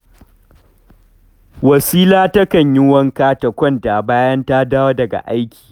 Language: Hausa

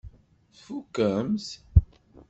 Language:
Kabyle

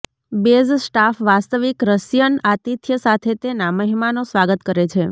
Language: Gujarati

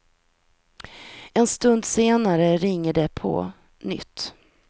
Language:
Swedish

